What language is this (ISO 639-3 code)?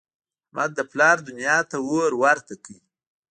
pus